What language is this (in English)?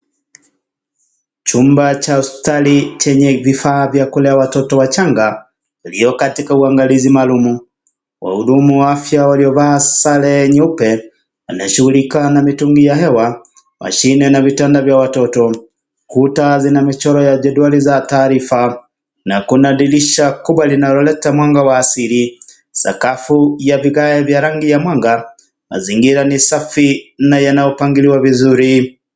Swahili